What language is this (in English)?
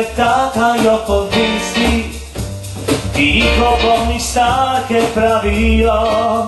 Slovak